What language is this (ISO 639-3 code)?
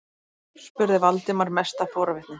isl